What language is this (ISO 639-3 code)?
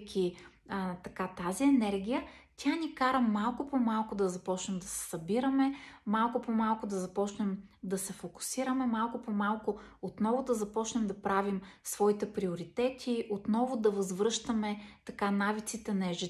bul